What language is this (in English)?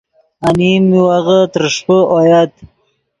Yidgha